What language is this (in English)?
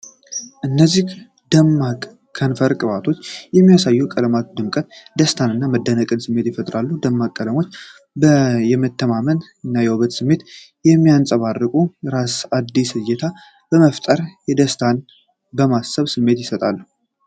Amharic